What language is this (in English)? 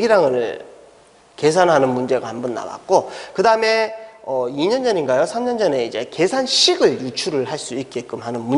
Korean